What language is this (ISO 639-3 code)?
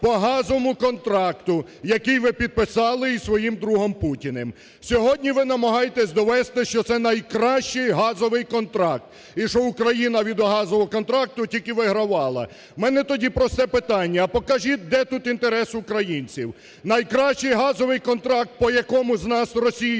ukr